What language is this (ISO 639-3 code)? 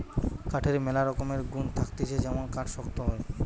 ben